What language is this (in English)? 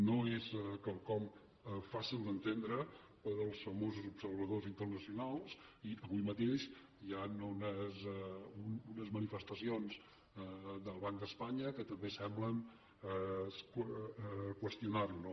Catalan